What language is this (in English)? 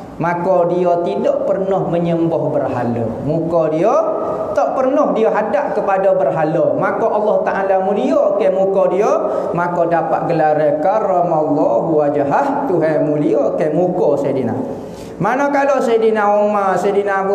Malay